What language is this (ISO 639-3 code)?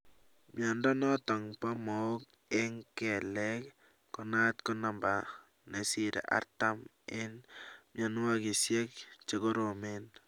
kln